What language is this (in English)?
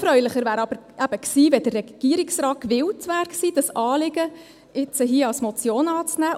Swiss German